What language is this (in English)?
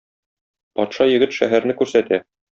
Tatar